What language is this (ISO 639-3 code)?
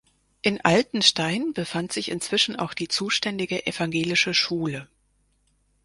deu